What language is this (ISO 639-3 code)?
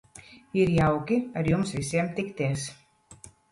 lav